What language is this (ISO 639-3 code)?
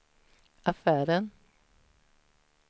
swe